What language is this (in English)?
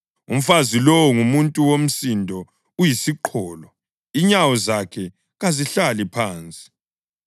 North Ndebele